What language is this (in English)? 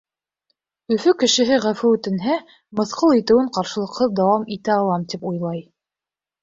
Bashkir